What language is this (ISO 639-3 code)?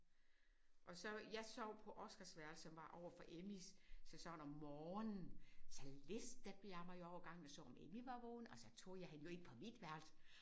dan